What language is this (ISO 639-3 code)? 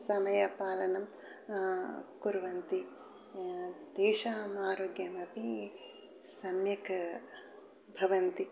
san